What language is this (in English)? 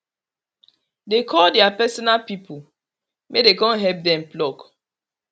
Nigerian Pidgin